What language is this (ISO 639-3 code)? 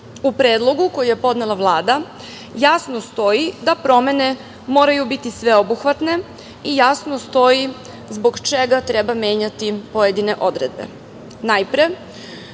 srp